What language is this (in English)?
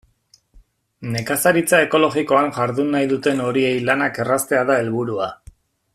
Basque